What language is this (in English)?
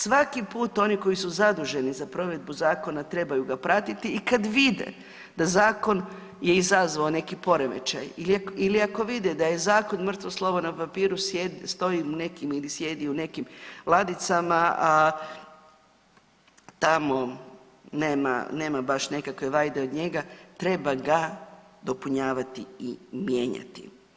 Croatian